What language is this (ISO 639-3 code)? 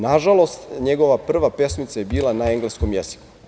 srp